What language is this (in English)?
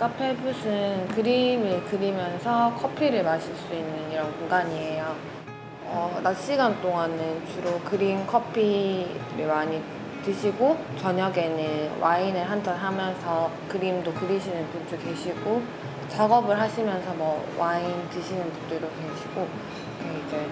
Korean